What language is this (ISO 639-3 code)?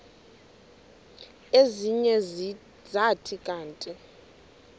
xho